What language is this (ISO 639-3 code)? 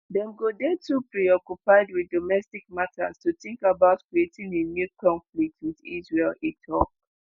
pcm